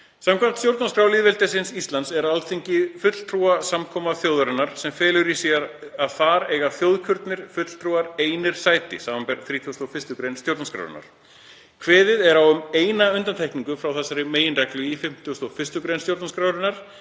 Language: Icelandic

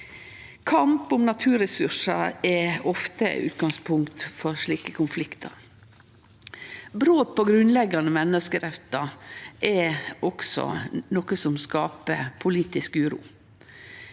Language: Norwegian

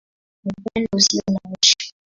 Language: Swahili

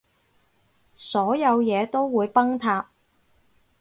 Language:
Cantonese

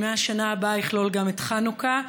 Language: Hebrew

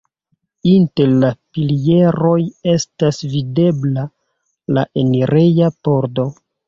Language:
Esperanto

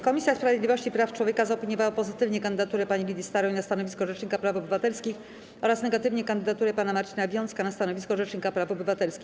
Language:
Polish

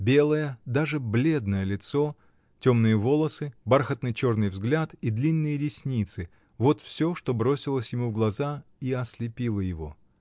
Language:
Russian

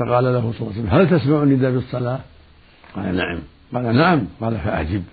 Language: Arabic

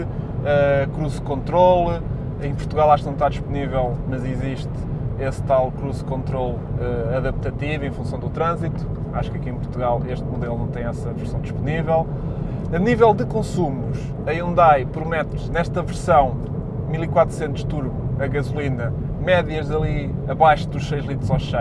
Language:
Portuguese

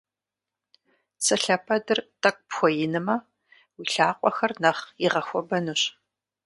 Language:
Kabardian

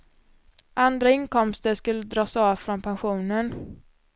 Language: Swedish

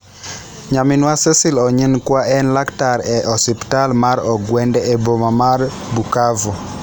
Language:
Luo (Kenya and Tanzania)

